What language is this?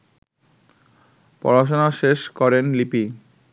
Bangla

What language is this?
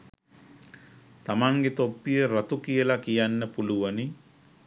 Sinhala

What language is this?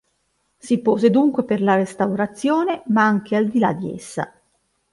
Italian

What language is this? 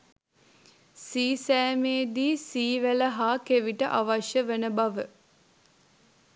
Sinhala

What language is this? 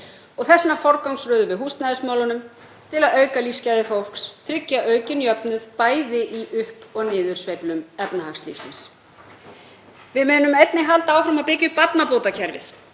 Icelandic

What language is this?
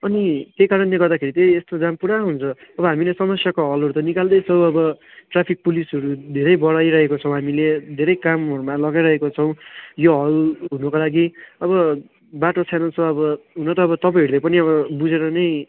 Nepali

